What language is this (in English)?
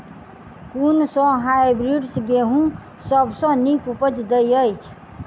Maithili